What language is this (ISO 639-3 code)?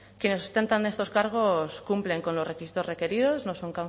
spa